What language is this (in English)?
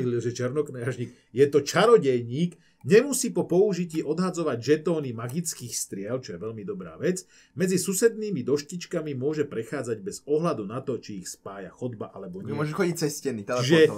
Slovak